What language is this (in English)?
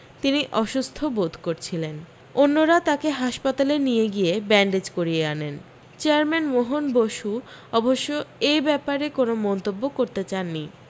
Bangla